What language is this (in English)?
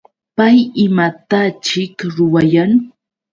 Yauyos Quechua